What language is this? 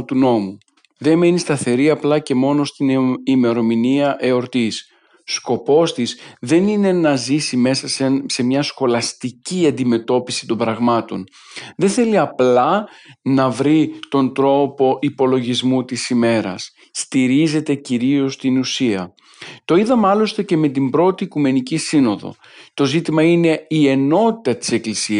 Greek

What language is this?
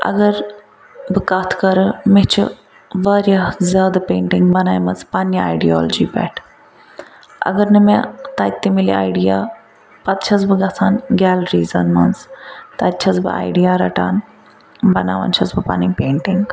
Kashmiri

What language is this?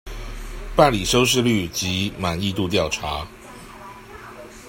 Chinese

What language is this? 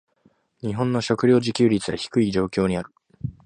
Japanese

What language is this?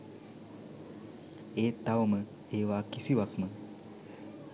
Sinhala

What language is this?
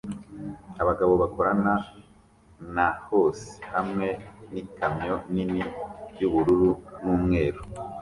Kinyarwanda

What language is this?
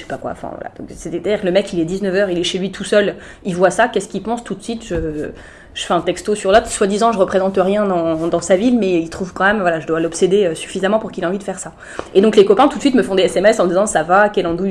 French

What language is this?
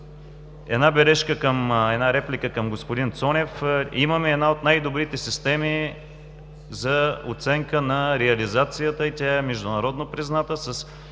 Bulgarian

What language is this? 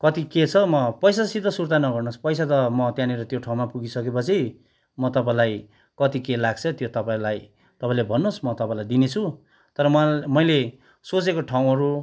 Nepali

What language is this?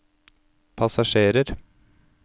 Norwegian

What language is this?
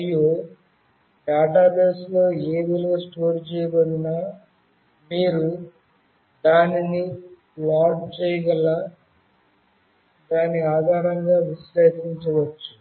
Telugu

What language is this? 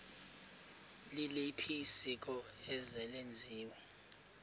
Xhosa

